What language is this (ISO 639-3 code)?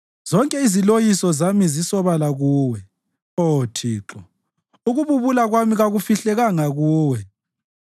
nde